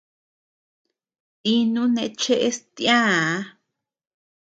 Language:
Tepeuxila Cuicatec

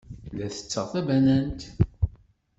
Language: Kabyle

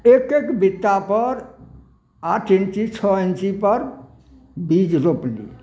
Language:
Maithili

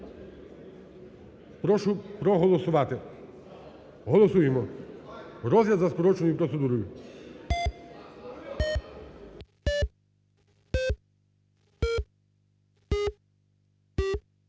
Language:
Ukrainian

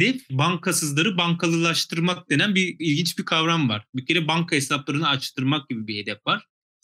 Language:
Turkish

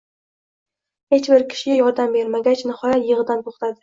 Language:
Uzbek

